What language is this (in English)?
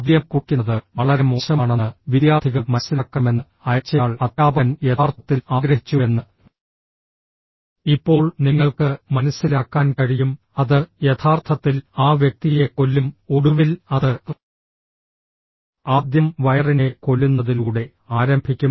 Malayalam